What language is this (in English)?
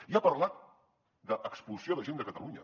Catalan